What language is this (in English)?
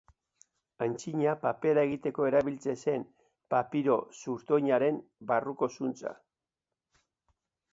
Basque